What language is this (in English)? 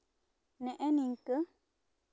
Santali